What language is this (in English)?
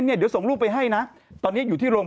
Thai